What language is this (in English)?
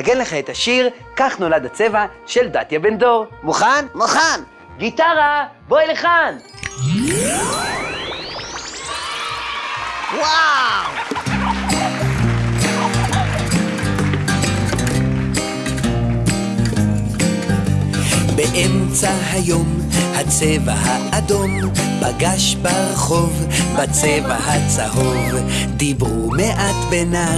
Hebrew